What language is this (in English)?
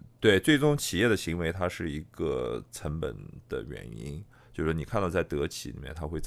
Chinese